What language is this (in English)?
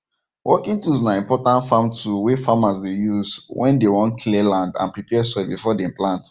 Nigerian Pidgin